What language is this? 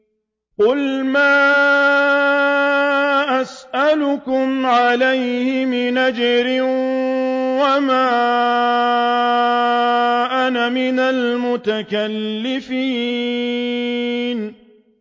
Arabic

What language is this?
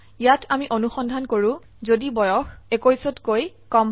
Assamese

